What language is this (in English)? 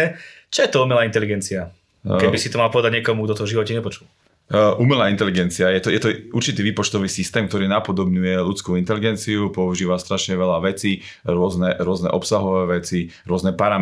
Slovak